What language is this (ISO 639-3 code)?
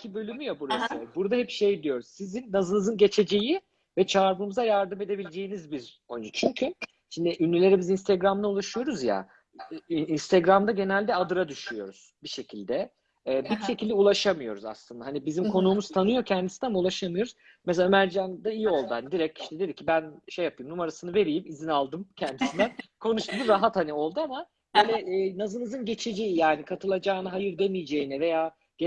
tur